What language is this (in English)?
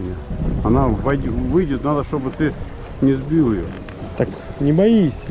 Russian